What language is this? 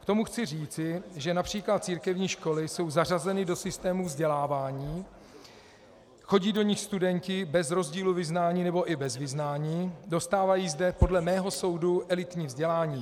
Czech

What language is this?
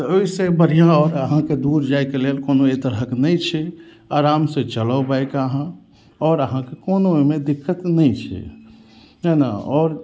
Maithili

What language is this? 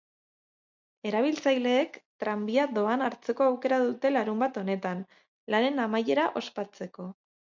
Basque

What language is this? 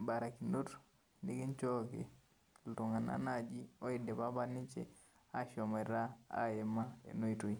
Masai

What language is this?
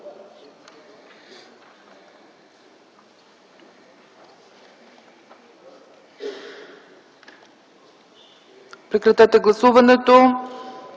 Bulgarian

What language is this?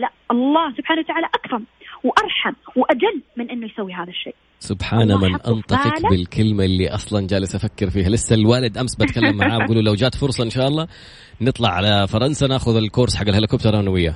Arabic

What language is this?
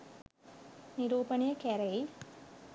Sinhala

